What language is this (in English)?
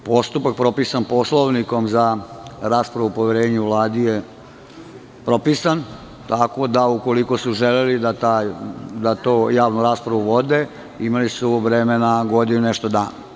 Serbian